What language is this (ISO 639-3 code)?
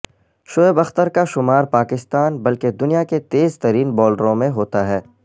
urd